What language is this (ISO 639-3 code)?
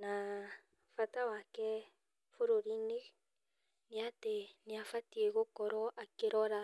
kik